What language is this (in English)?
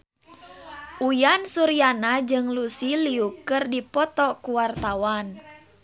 Sundanese